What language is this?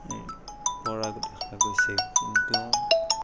Assamese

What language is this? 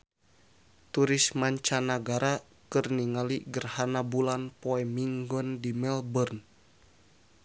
Sundanese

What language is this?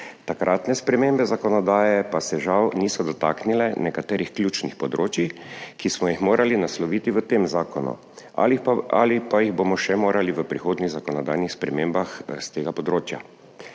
Slovenian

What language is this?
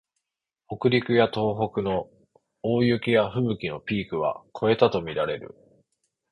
Japanese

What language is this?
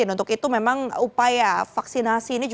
Indonesian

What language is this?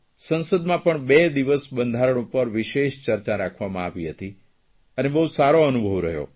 Gujarati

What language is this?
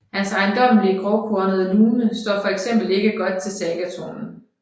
Danish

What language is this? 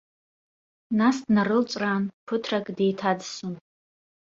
Abkhazian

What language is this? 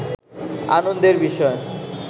Bangla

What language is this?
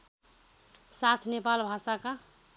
Nepali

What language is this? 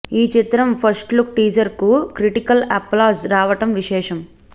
Telugu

